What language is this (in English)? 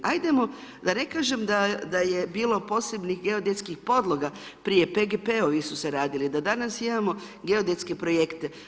Croatian